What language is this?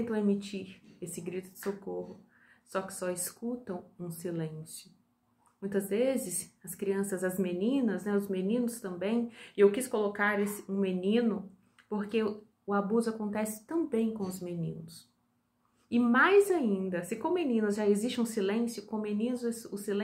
Portuguese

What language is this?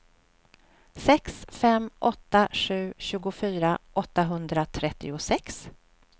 Swedish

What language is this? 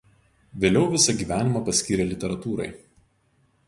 Lithuanian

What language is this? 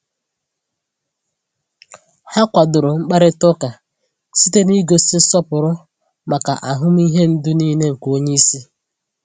Igbo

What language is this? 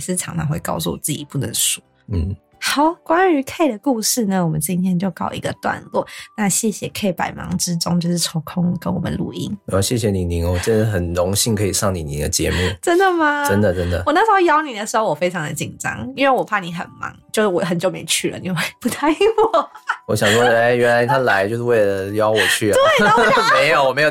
Chinese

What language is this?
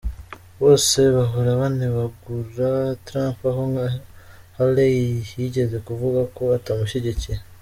Kinyarwanda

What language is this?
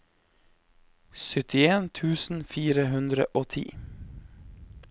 Norwegian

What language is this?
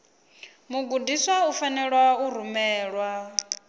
Venda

